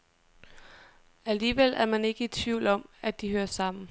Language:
Danish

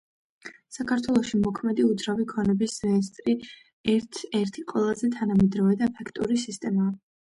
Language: Georgian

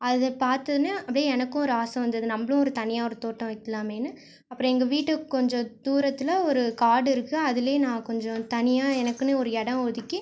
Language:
Tamil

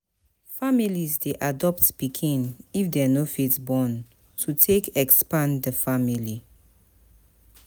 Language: Nigerian Pidgin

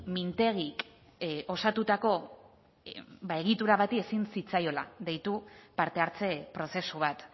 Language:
Basque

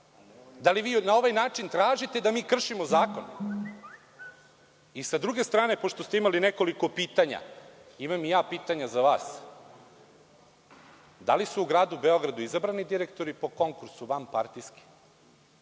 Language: Serbian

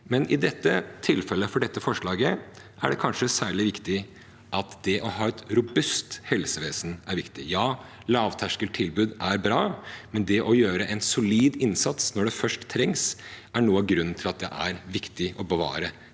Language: Norwegian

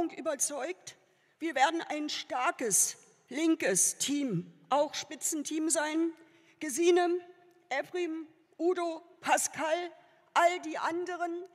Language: German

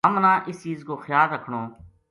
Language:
Gujari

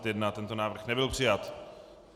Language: Czech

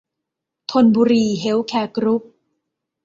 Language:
Thai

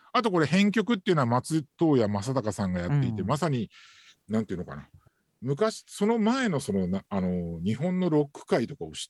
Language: Japanese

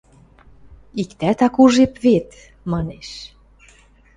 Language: Western Mari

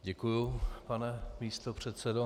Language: Czech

